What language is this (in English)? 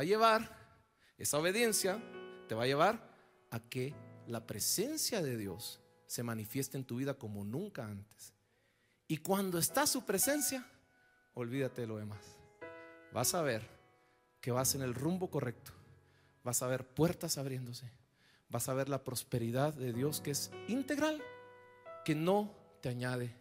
Spanish